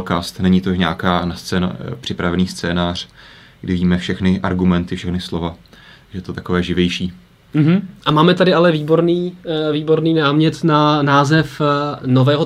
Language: Czech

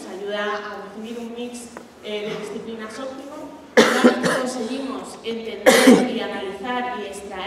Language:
Spanish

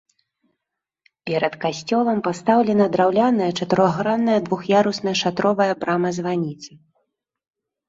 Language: Belarusian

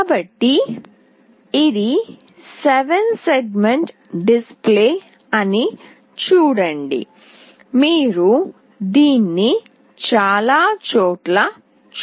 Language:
Telugu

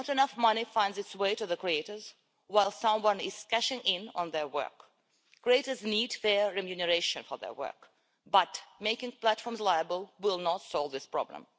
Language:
English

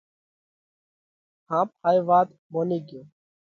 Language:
Parkari Koli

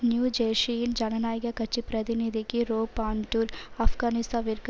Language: Tamil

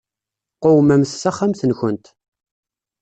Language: Kabyle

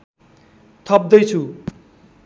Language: Nepali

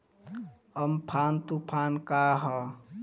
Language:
Bhojpuri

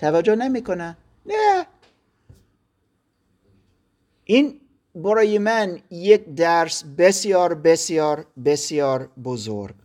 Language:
Persian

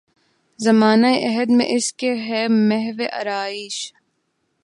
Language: Urdu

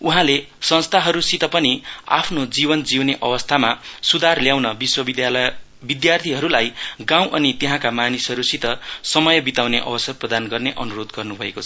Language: Nepali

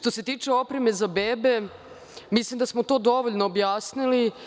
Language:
Serbian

